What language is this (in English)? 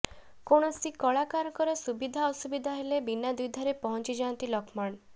Odia